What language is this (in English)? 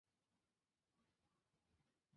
Chinese